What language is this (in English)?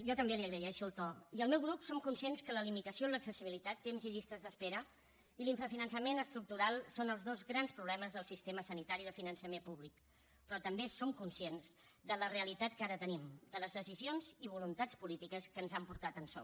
Catalan